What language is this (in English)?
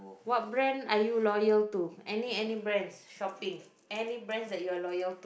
English